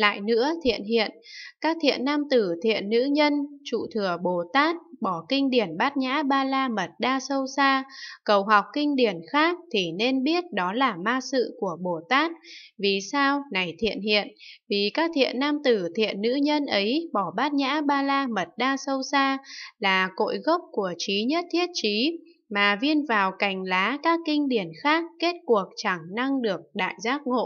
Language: Vietnamese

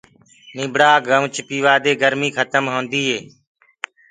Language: Gurgula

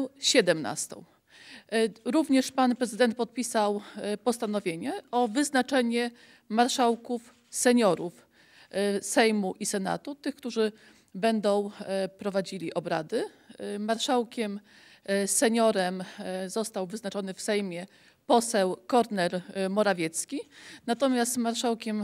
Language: Polish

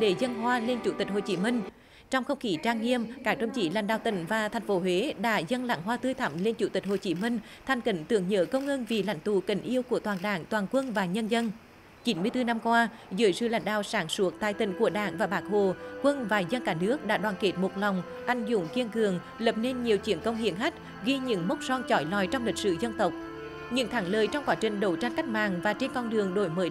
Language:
Vietnamese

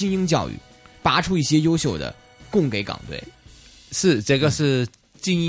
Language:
Chinese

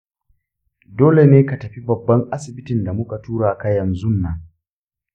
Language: Hausa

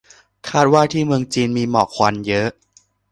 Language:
Thai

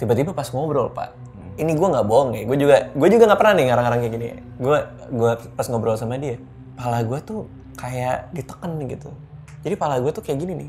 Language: Indonesian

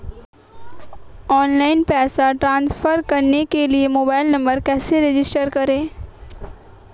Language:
Hindi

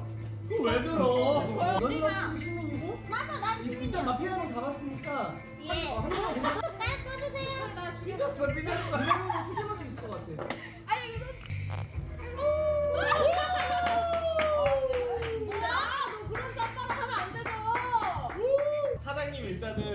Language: Korean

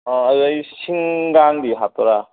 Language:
Manipuri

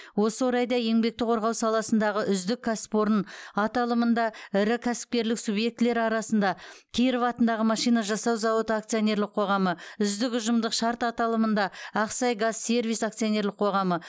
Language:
Kazakh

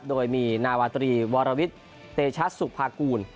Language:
Thai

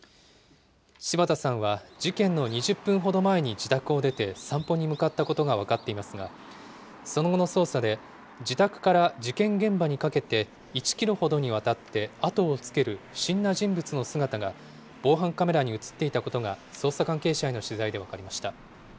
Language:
Japanese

